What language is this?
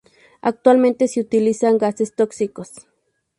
Spanish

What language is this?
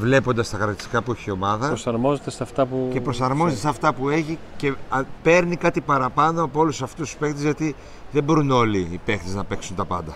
Greek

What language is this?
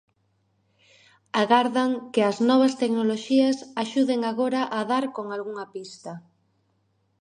Galician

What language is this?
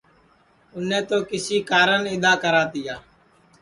Sansi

